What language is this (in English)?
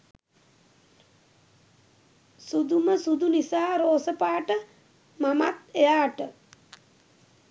Sinhala